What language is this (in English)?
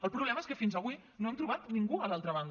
Catalan